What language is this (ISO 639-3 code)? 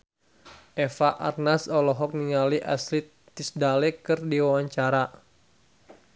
sun